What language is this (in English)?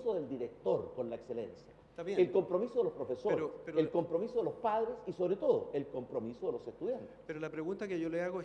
Spanish